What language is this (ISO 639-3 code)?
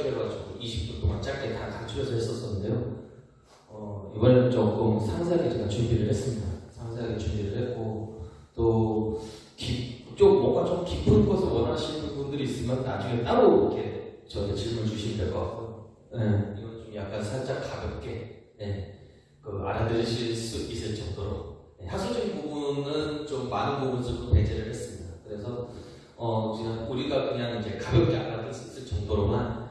kor